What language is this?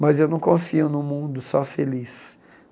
Portuguese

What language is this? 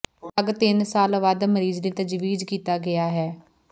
Punjabi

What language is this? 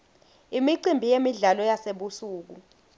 Swati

